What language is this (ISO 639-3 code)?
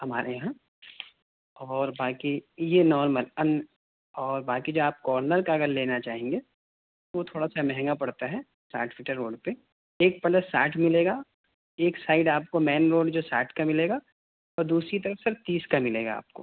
urd